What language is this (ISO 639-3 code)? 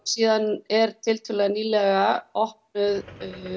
isl